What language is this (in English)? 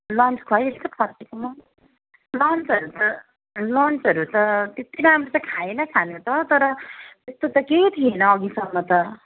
Nepali